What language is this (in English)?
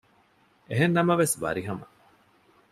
Divehi